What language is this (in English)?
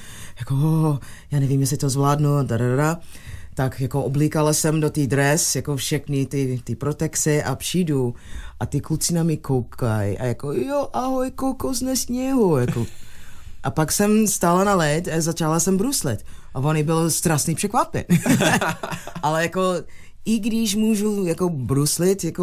Czech